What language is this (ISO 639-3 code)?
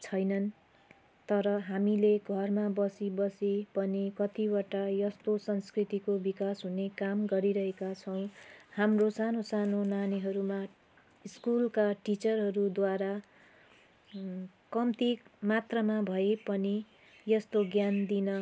nep